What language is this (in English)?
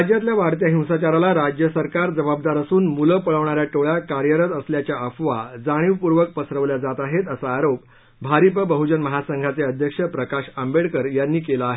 Marathi